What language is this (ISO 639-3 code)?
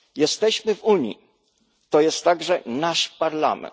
pol